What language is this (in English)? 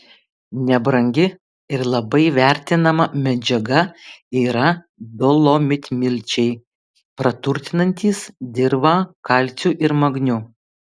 Lithuanian